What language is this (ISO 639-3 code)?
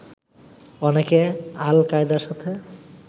ben